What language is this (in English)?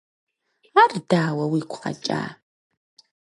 Kabardian